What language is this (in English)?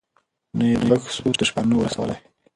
Pashto